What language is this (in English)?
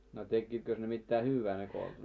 Finnish